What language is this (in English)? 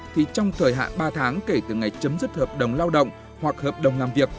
Vietnamese